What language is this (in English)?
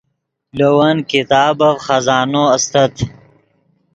Yidgha